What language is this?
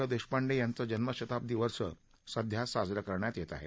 Marathi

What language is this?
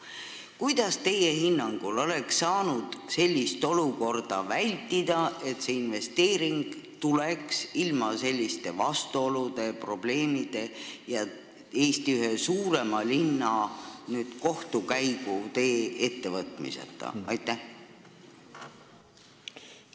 Estonian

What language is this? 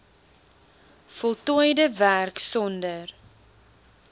Afrikaans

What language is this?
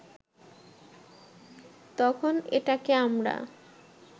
Bangla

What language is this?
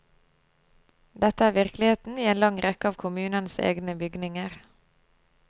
Norwegian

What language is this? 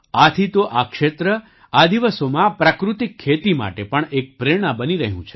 Gujarati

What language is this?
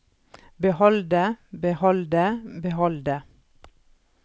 Norwegian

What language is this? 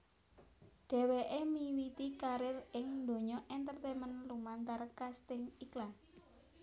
Javanese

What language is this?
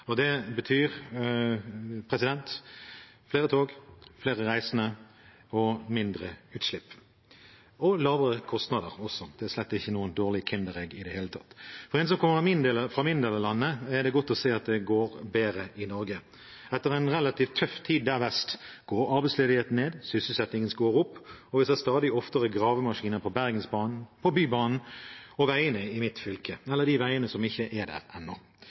Norwegian Bokmål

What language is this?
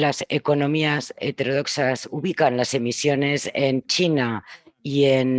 Spanish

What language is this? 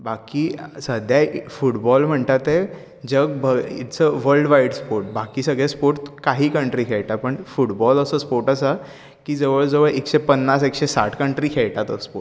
Konkani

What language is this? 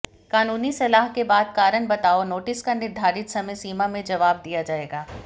Hindi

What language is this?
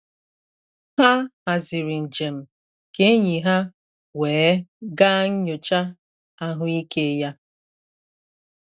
Igbo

